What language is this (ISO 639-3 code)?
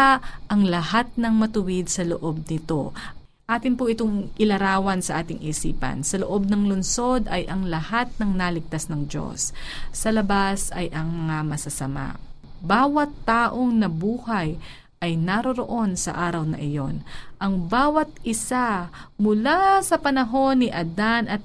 fil